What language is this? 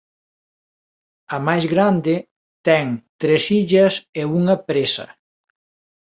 Galician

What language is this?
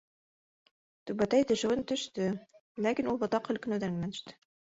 Bashkir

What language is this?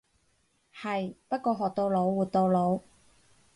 Cantonese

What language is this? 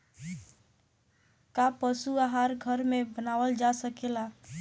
Bhojpuri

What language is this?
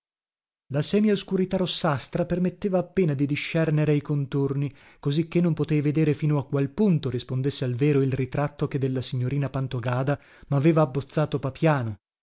Italian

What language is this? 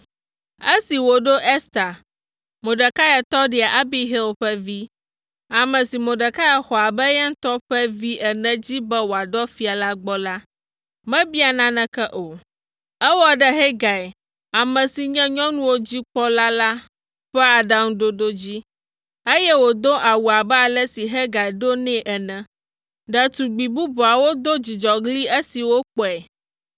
Ewe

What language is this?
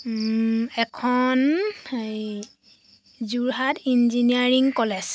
Assamese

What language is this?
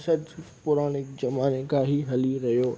Sindhi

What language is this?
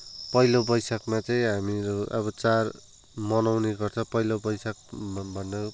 Nepali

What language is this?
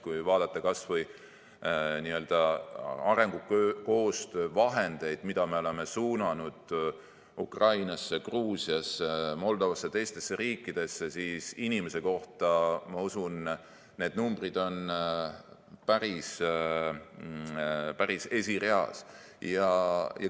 Estonian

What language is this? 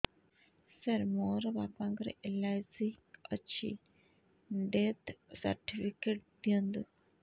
Odia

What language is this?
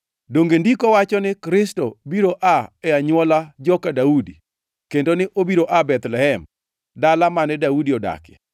Luo (Kenya and Tanzania)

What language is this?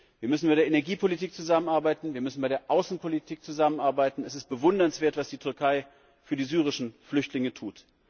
German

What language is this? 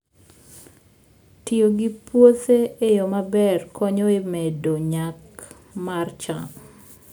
Luo (Kenya and Tanzania)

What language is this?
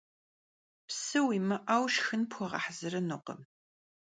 Kabardian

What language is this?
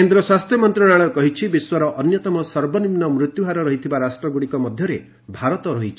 Odia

